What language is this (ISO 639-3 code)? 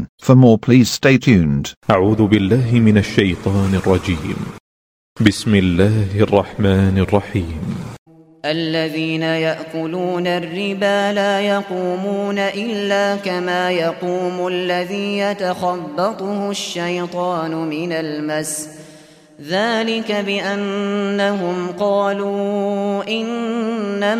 mal